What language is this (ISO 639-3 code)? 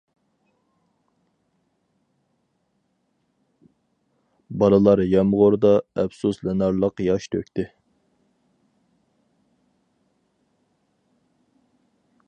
uig